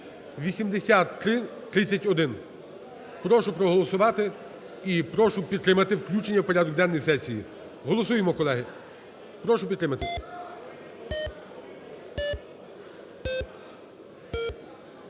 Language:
Ukrainian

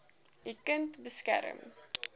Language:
Afrikaans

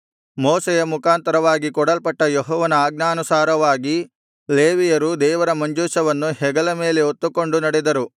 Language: Kannada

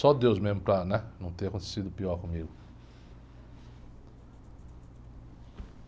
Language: Portuguese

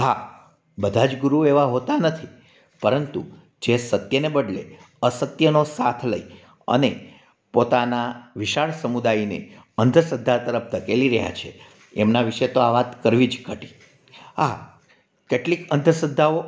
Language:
Gujarati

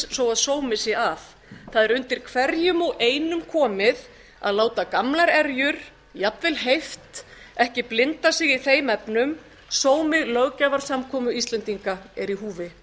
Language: Icelandic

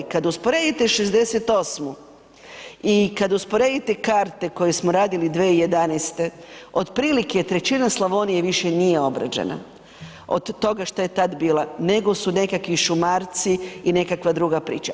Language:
Croatian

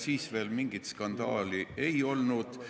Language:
Estonian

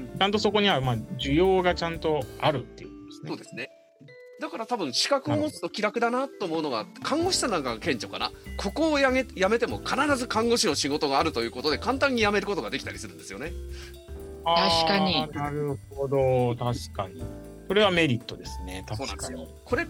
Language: Japanese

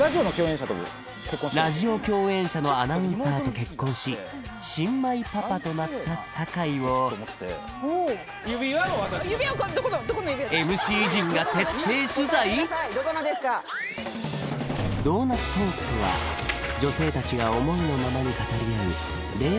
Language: Japanese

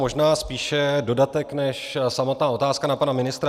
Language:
Czech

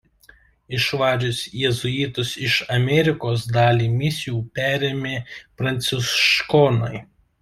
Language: Lithuanian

